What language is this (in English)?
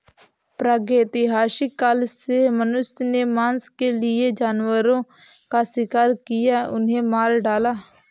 Hindi